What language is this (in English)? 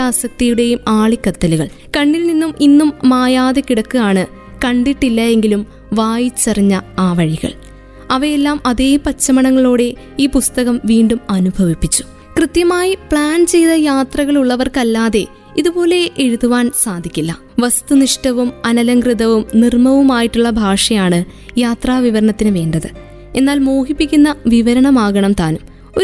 Malayalam